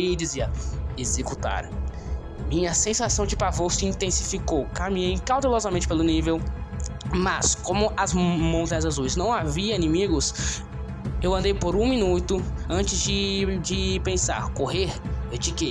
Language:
Portuguese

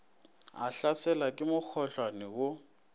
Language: Northern Sotho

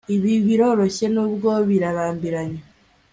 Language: Kinyarwanda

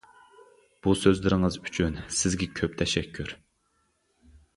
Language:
Uyghur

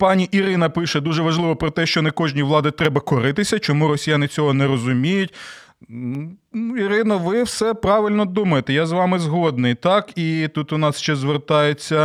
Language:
Ukrainian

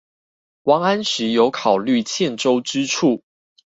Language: Chinese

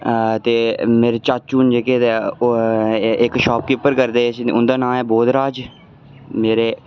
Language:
Dogri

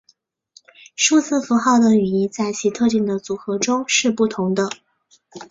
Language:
Chinese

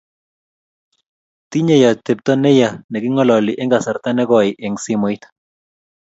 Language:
Kalenjin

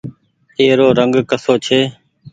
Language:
Goaria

